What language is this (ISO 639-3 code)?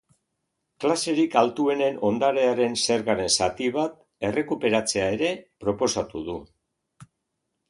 eus